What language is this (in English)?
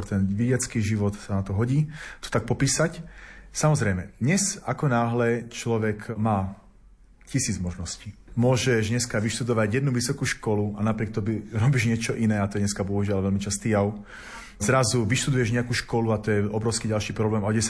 Slovak